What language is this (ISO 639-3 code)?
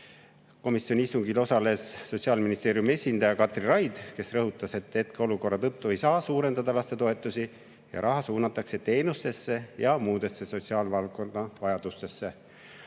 est